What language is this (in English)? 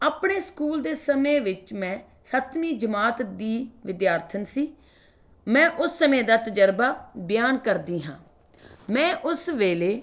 Punjabi